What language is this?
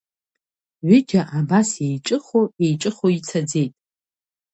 Abkhazian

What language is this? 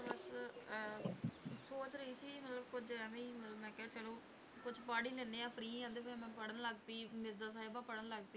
Punjabi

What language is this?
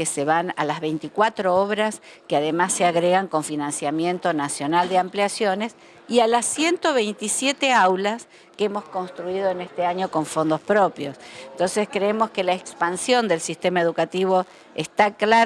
Spanish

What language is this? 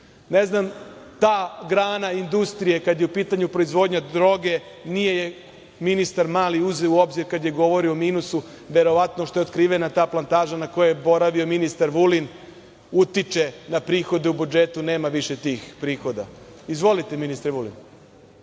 Serbian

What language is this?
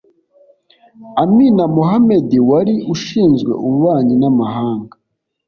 Kinyarwanda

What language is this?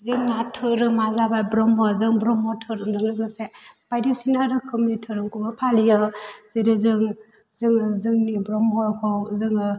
Bodo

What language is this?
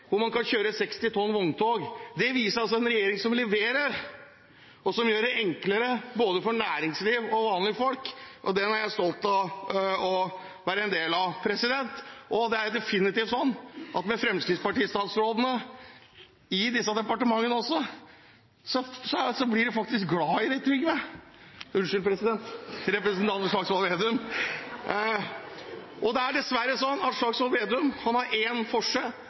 Norwegian Bokmål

